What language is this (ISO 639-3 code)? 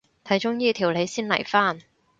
yue